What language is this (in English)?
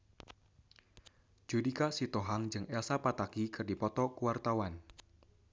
Sundanese